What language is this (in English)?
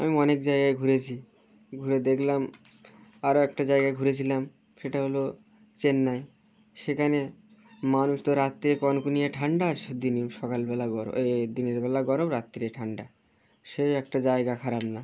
Bangla